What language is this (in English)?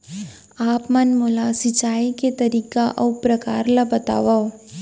Chhattisgarhi